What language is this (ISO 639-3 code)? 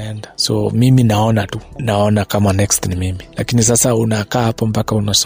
swa